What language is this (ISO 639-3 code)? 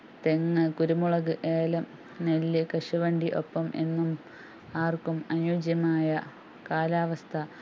mal